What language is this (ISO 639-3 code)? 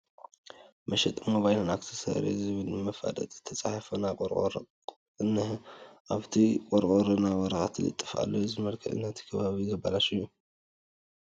tir